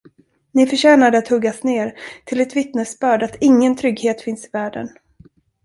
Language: Swedish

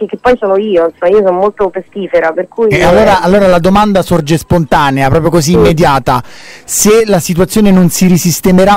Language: Italian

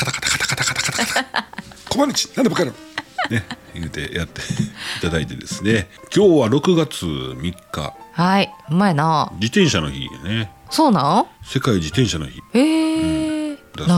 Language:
Japanese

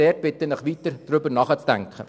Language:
Swiss German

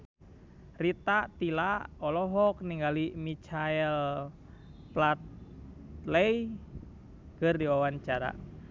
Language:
Sundanese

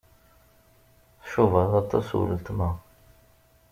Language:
Kabyle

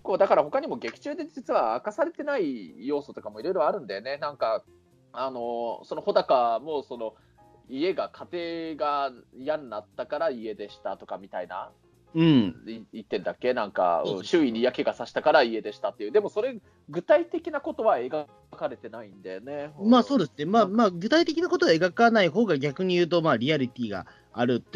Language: Japanese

